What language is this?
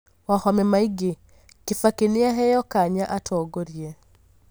Kikuyu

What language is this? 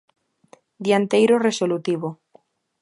Galician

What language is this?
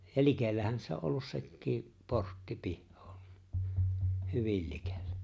Finnish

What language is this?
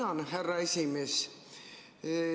Estonian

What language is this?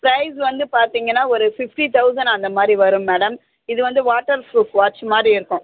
Tamil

